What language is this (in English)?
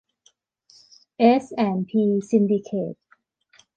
Thai